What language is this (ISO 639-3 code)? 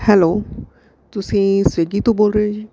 pan